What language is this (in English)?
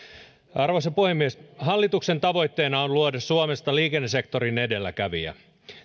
Finnish